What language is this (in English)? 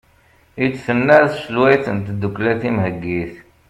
Kabyle